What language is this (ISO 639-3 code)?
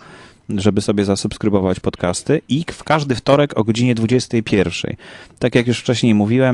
pol